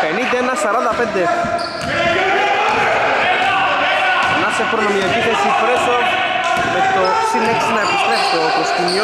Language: Greek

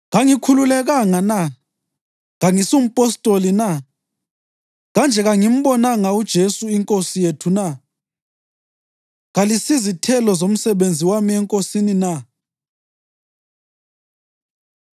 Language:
North Ndebele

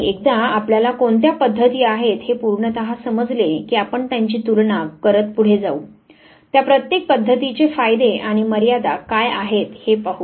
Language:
Marathi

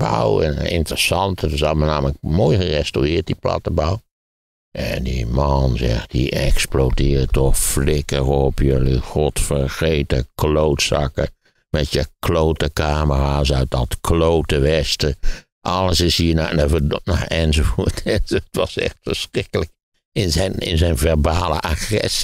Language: Dutch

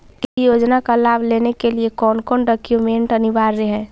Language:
Magahi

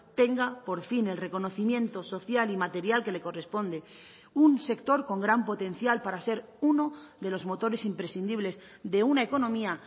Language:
Spanish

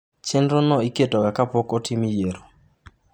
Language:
Luo (Kenya and Tanzania)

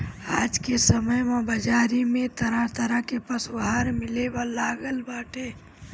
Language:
Bhojpuri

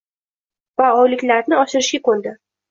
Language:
Uzbek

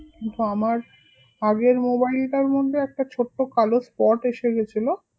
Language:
Bangla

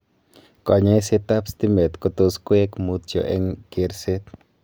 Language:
Kalenjin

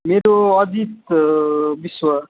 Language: Nepali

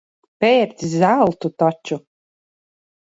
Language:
Latvian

